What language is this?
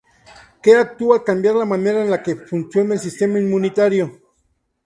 Spanish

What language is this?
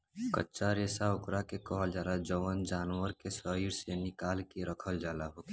Bhojpuri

